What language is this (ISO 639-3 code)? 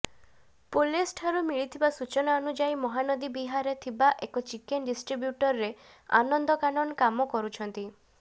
ori